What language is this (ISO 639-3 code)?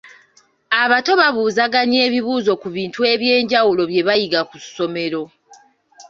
lug